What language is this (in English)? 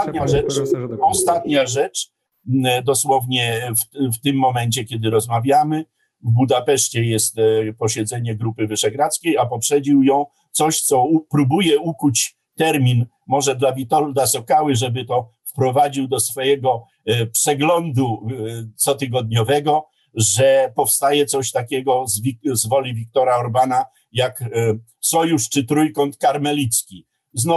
Polish